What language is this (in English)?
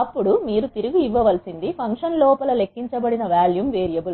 Telugu